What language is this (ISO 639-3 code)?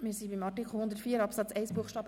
gsw